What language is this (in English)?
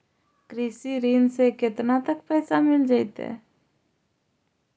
Magahi